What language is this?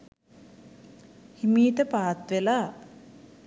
Sinhala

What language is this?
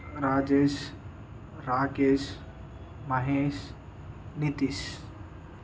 Telugu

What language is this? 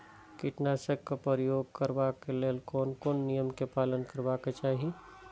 Maithili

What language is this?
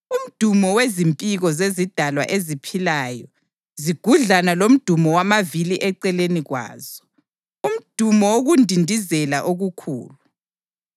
North Ndebele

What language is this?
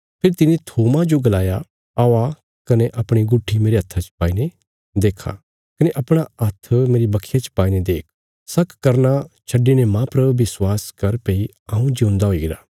Bilaspuri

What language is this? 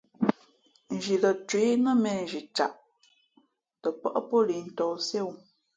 Fe'fe'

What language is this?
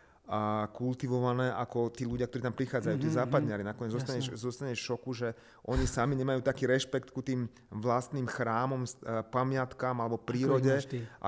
Slovak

